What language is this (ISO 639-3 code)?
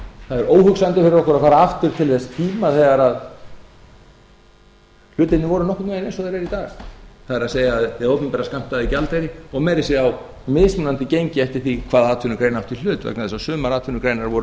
isl